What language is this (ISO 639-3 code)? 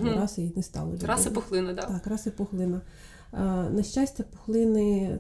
ukr